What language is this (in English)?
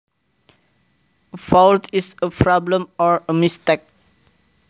Javanese